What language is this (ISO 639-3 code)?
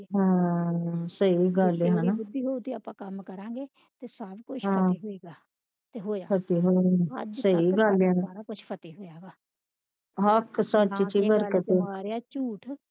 pan